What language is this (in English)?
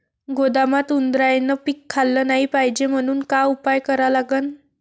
Marathi